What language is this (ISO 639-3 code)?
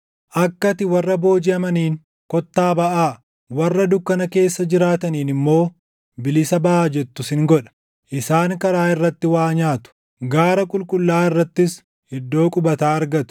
orm